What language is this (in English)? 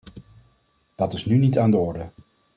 Dutch